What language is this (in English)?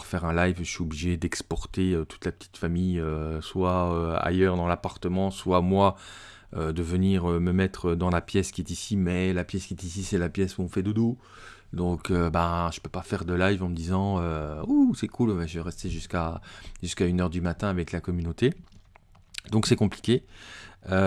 French